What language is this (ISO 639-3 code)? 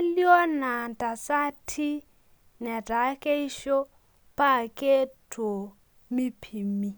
mas